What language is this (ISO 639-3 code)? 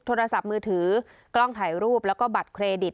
tha